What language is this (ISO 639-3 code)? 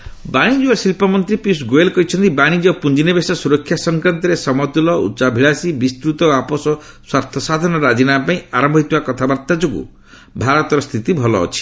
ori